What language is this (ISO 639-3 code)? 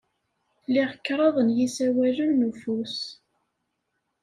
kab